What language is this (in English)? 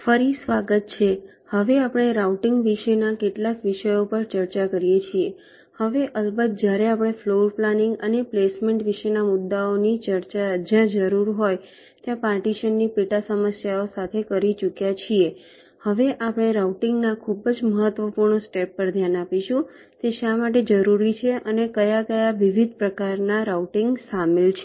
Gujarati